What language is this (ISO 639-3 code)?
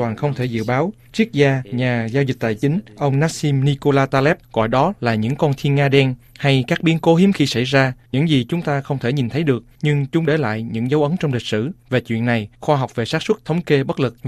vie